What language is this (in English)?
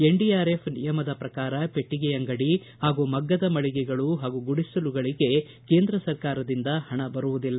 Kannada